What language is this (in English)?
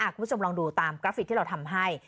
Thai